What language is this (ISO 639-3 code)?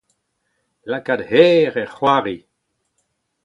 bre